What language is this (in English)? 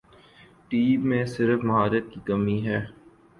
Urdu